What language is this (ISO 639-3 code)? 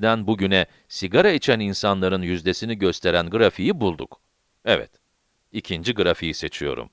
tur